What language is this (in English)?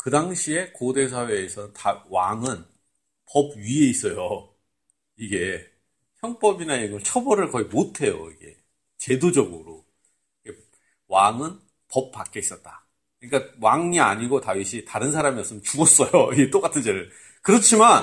Korean